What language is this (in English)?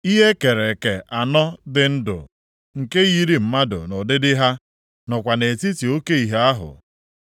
Igbo